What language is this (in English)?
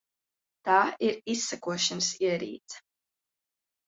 Latvian